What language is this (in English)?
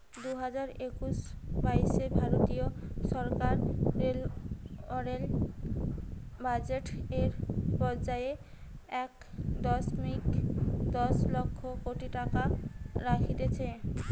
Bangla